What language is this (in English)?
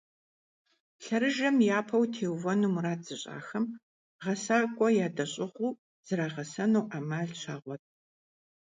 Kabardian